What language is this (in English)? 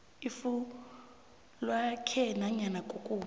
South Ndebele